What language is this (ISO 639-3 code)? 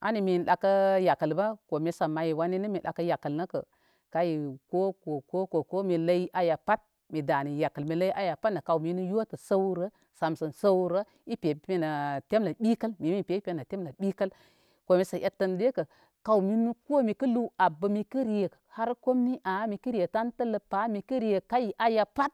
kmy